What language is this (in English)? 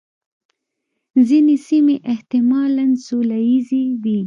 Pashto